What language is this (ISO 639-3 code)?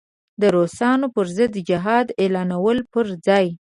pus